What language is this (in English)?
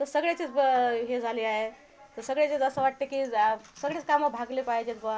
Marathi